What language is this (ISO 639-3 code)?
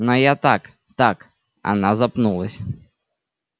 rus